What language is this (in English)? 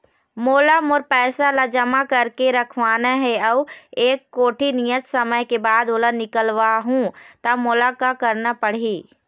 Chhattisgarhi